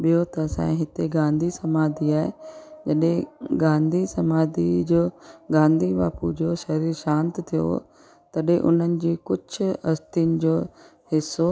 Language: Sindhi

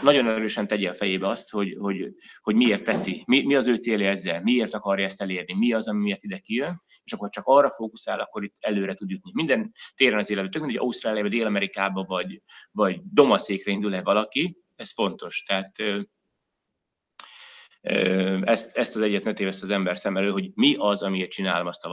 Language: Hungarian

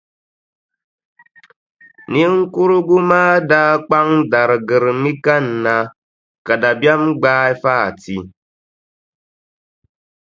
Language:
Dagbani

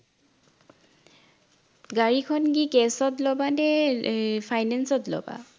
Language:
Assamese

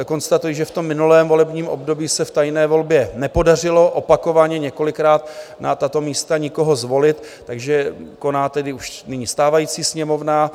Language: Czech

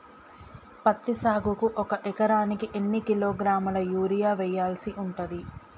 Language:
Telugu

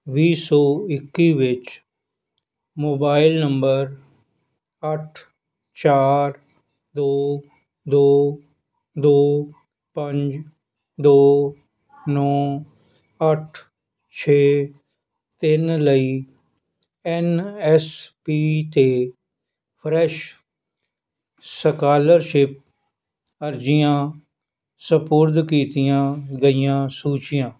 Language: Punjabi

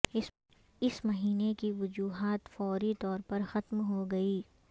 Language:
Urdu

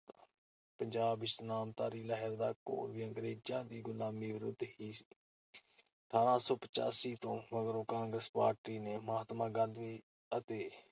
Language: Punjabi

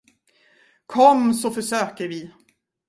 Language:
Swedish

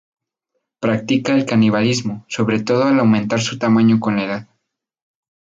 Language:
Spanish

